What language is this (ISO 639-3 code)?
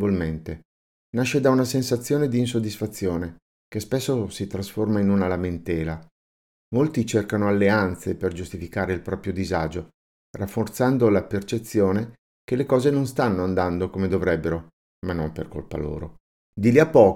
ita